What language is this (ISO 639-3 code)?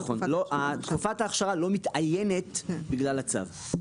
heb